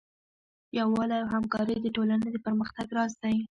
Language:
Pashto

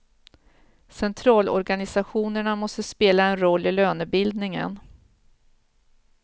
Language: Swedish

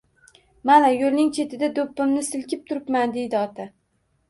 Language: Uzbek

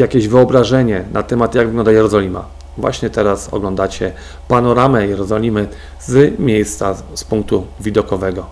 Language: Polish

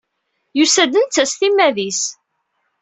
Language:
Kabyle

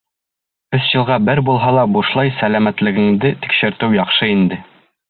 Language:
Bashkir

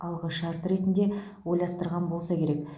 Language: Kazakh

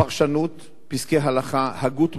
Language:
Hebrew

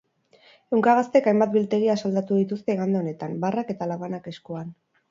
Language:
Basque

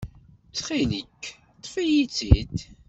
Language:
Kabyle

